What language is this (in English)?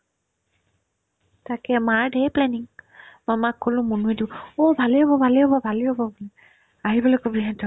Assamese